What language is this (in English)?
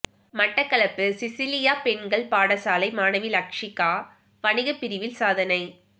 Tamil